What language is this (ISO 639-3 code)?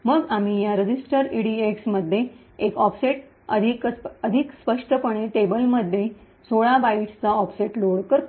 mar